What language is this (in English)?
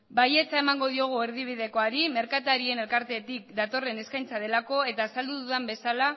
Basque